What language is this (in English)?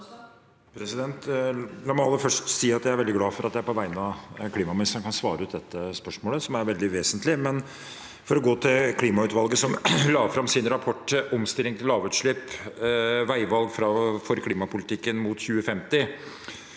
Norwegian